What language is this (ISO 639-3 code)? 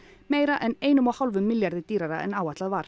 isl